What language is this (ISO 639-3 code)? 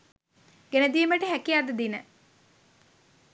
sin